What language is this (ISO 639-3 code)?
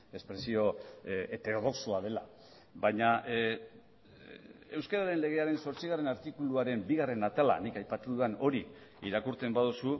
eus